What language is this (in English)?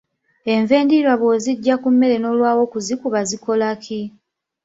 Ganda